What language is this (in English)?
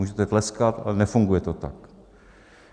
Czech